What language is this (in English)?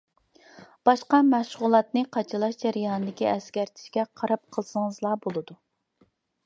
Uyghur